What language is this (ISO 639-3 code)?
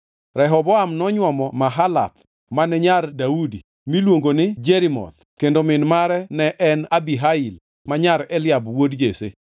luo